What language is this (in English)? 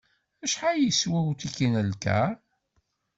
Kabyle